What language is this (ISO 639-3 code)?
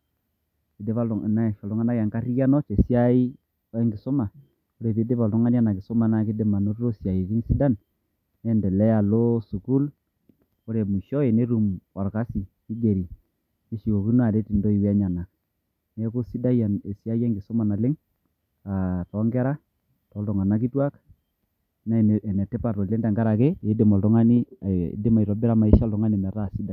mas